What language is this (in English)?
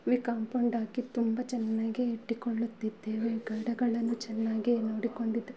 Kannada